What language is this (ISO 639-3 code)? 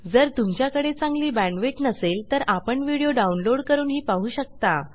mar